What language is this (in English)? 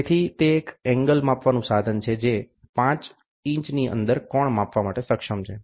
Gujarati